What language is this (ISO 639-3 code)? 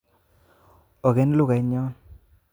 kln